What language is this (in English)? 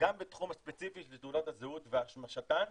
Hebrew